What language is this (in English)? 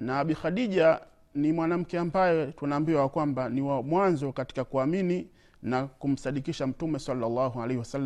Swahili